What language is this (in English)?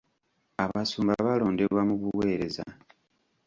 Ganda